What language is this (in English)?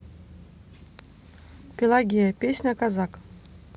Russian